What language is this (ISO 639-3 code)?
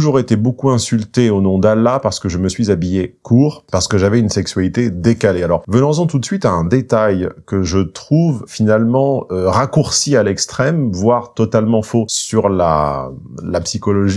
fra